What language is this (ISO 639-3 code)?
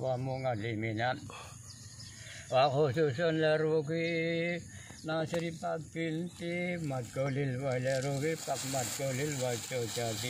tur